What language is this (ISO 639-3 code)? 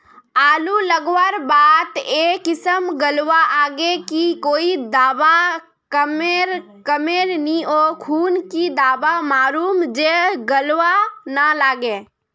mag